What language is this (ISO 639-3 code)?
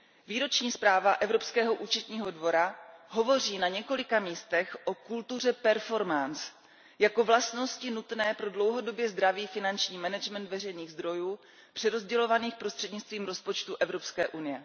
ces